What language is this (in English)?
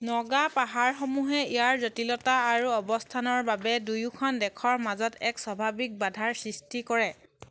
Assamese